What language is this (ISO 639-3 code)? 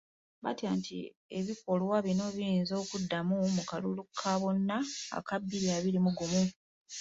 lug